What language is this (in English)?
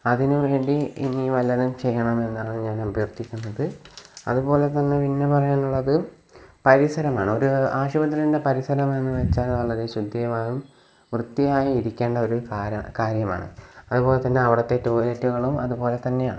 Malayalam